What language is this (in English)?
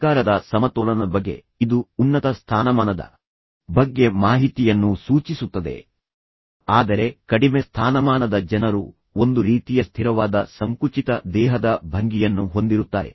Kannada